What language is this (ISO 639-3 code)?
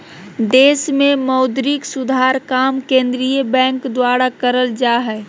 mag